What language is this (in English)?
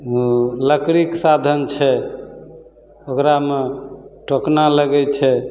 Maithili